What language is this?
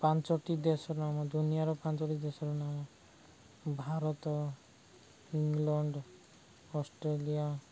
Odia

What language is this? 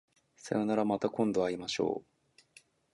Japanese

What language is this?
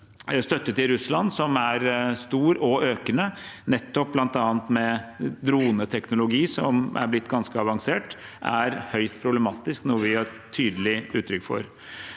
Norwegian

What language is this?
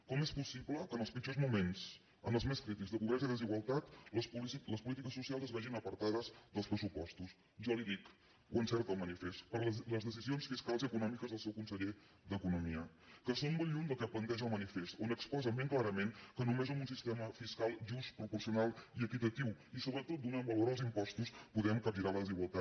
Catalan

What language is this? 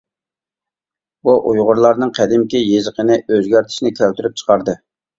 Uyghur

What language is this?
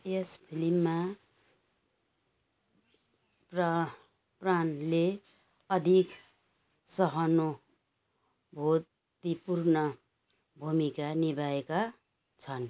Nepali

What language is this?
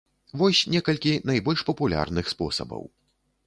Belarusian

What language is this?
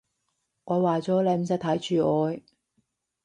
Cantonese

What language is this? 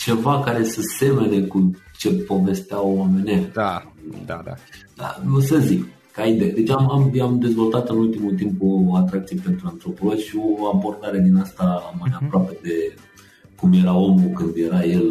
Romanian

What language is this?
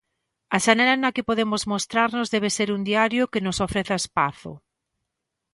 Galician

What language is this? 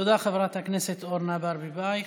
Hebrew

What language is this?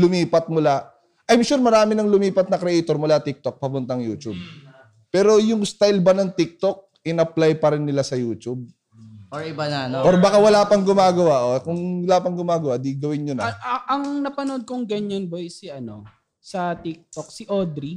Filipino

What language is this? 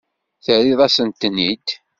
Kabyle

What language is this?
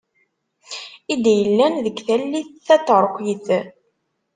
Kabyle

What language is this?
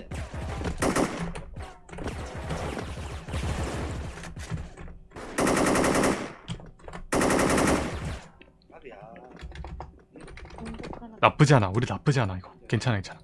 Korean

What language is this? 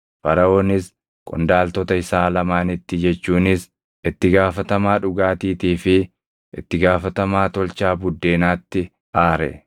Oromo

